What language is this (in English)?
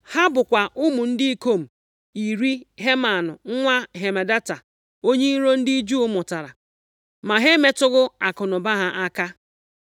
Igbo